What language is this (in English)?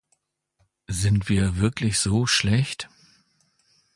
German